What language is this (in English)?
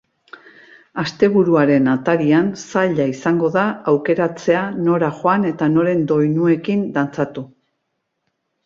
Basque